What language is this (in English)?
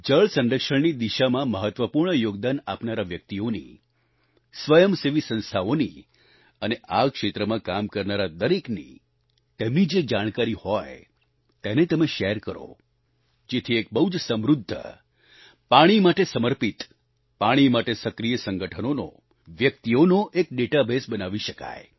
Gujarati